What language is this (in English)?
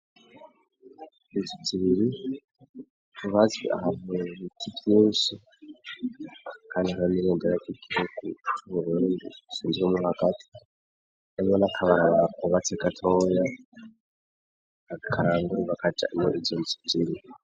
Rundi